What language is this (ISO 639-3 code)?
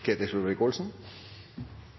nno